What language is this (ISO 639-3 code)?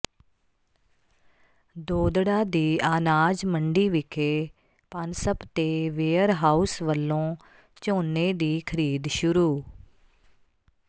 pan